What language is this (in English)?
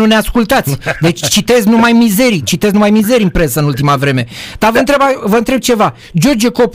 Romanian